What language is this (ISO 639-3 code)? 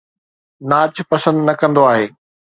snd